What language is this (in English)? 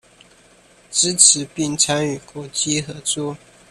Chinese